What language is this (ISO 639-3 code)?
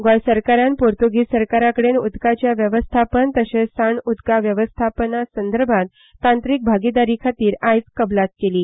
kok